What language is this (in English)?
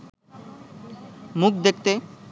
Bangla